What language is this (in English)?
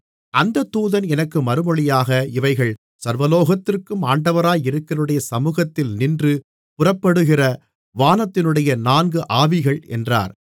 Tamil